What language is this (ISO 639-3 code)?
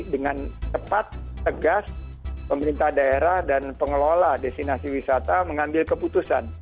ind